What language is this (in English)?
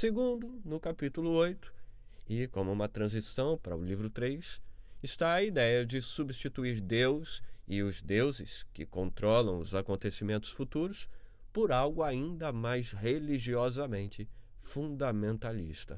Portuguese